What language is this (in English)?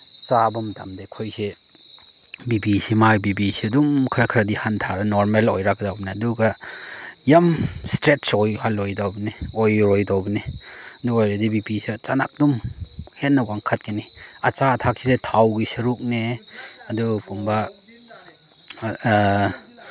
Manipuri